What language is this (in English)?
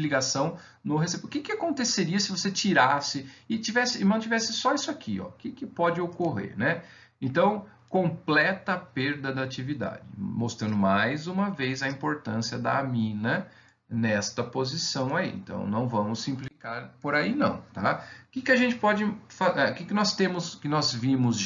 Portuguese